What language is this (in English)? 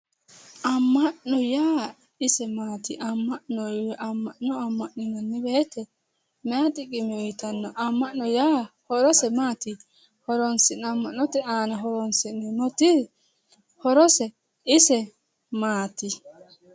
Sidamo